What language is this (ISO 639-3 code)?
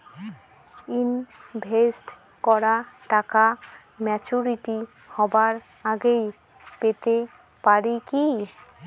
ben